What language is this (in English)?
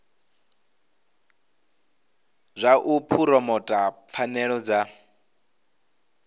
Venda